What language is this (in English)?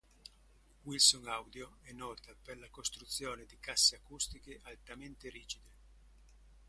Italian